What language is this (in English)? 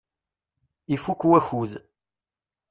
Kabyle